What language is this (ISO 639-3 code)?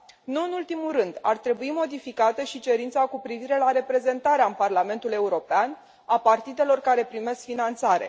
ron